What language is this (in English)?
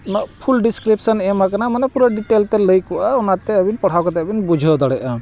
Santali